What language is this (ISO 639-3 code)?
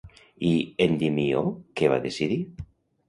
cat